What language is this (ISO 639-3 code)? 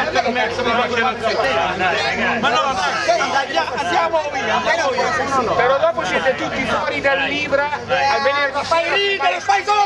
ita